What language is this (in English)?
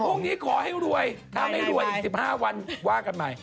Thai